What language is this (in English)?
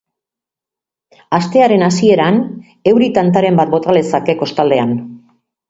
Basque